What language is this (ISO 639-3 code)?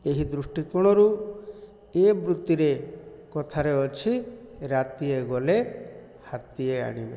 ori